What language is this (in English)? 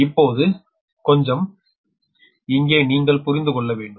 Tamil